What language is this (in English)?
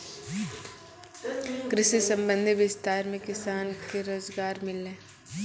Maithili